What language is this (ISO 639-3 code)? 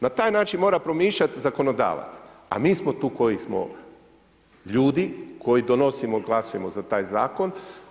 hrv